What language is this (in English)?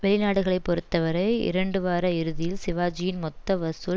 Tamil